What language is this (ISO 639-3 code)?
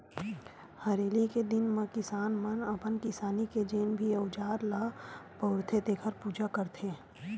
hne